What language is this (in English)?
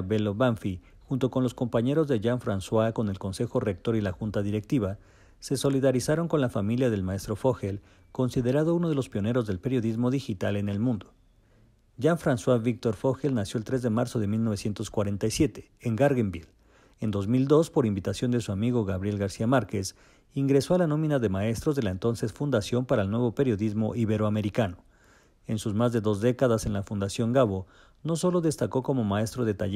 Spanish